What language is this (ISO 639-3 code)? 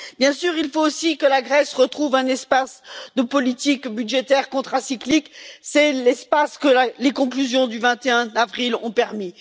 fra